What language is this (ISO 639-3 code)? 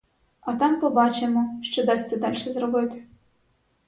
ukr